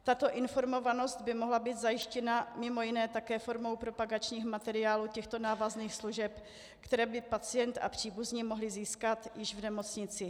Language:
Czech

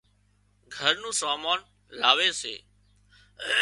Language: Wadiyara Koli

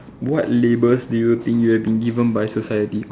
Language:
English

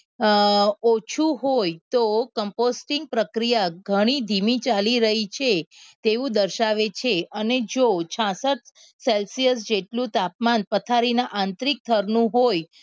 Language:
Gujarati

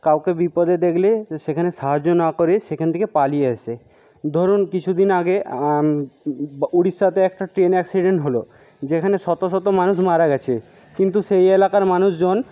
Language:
Bangla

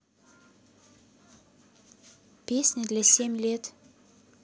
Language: Russian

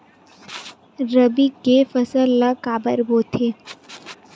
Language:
Chhattisgarhi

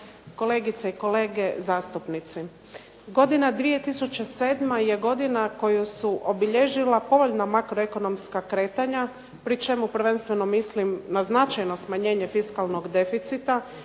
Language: Croatian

